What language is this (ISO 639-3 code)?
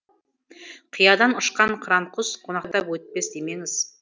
kaz